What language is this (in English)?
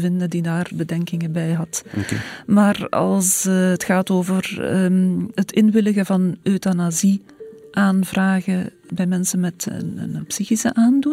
Dutch